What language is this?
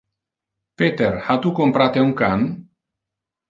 Interlingua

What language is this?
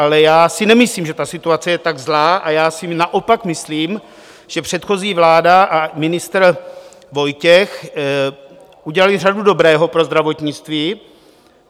Czech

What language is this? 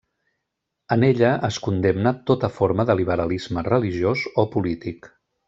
Catalan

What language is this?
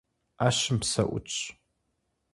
Kabardian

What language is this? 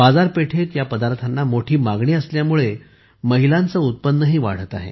Marathi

